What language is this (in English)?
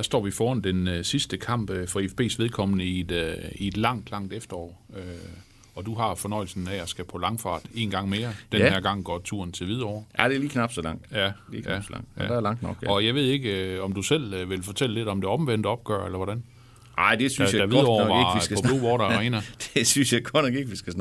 Danish